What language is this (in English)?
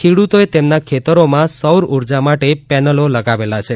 Gujarati